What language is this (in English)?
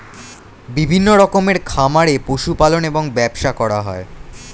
Bangla